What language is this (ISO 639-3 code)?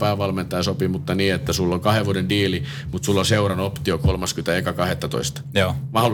fin